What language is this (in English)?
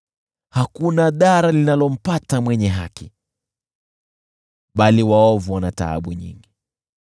Swahili